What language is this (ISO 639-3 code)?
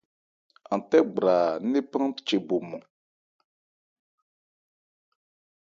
ebr